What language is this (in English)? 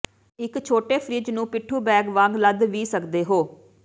Punjabi